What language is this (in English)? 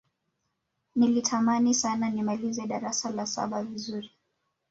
Swahili